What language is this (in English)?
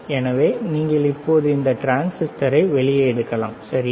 Tamil